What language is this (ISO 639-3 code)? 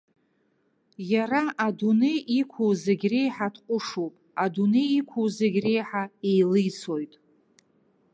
abk